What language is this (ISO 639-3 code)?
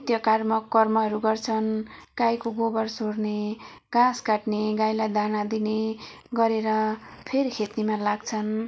nep